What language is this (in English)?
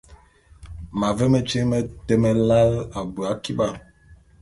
Bulu